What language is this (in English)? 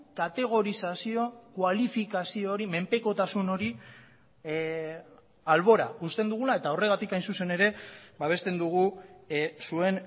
Basque